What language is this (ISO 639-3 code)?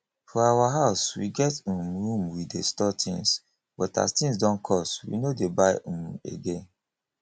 pcm